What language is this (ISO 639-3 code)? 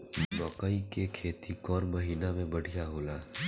bho